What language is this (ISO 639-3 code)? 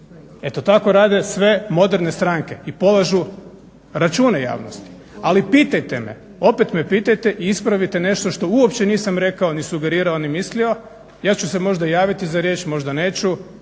hrv